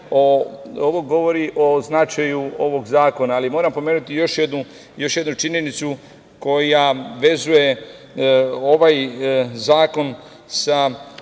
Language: Serbian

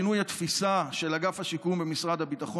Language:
Hebrew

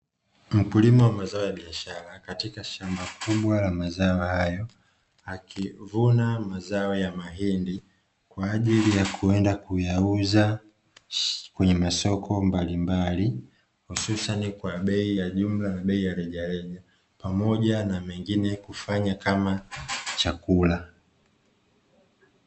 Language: Swahili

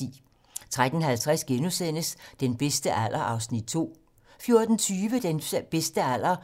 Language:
Danish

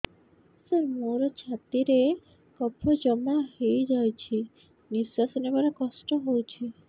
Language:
Odia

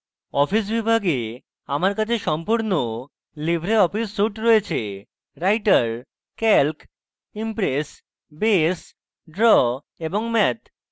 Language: Bangla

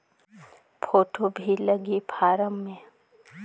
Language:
Chhattisgarhi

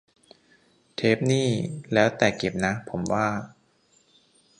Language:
Thai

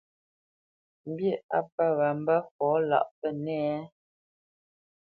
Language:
Bamenyam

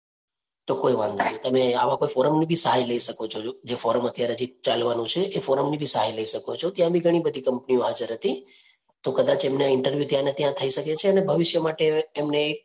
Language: Gujarati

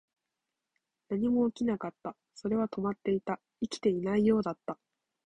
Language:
Japanese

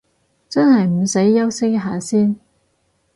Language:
Cantonese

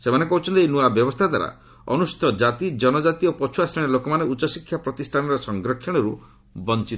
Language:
Odia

